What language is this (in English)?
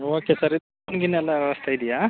Kannada